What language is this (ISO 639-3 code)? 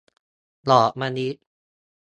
tha